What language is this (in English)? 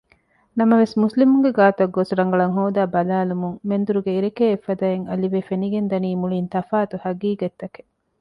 Divehi